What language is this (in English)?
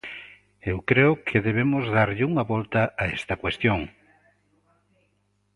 Galician